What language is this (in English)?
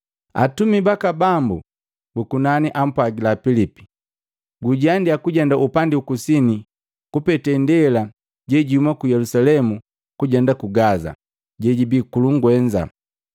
Matengo